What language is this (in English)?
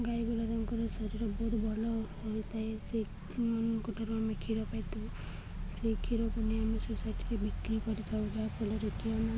Odia